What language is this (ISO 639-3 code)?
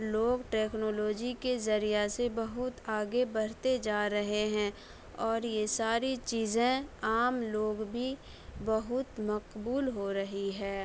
urd